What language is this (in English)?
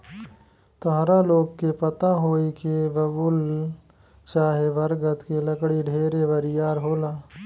Bhojpuri